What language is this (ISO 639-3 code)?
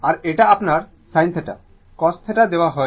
ben